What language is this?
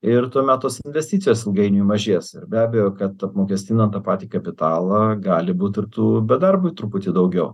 Lithuanian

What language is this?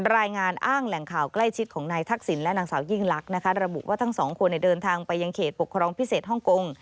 Thai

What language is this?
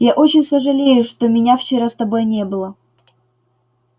Russian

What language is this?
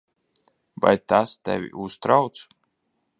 Latvian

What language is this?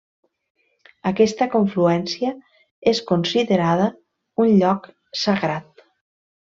Catalan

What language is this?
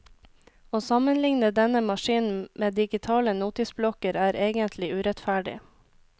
Norwegian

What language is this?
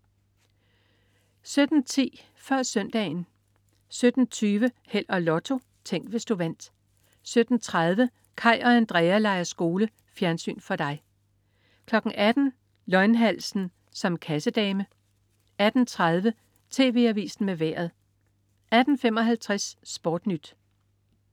Danish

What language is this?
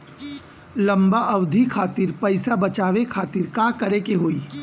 Bhojpuri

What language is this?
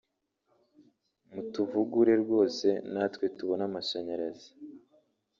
Kinyarwanda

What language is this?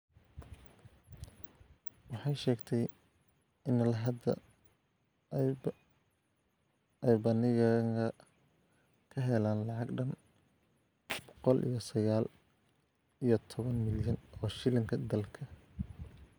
Somali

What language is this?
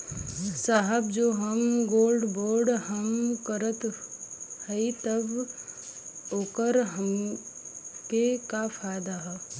Bhojpuri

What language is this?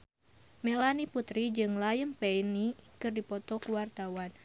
Sundanese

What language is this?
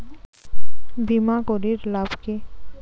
Bangla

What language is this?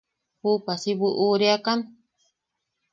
Yaqui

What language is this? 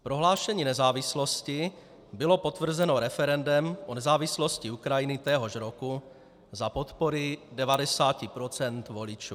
Czech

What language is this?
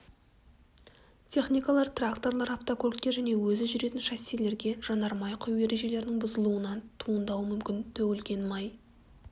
Kazakh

